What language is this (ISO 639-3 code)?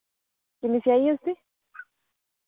doi